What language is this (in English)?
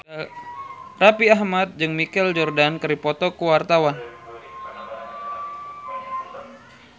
Sundanese